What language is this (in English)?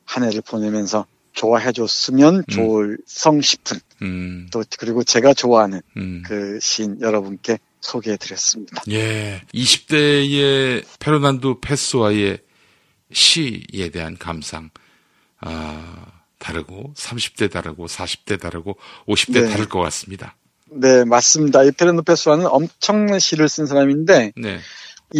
Korean